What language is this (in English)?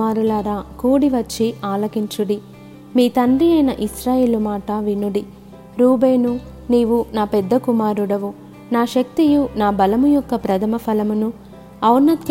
Telugu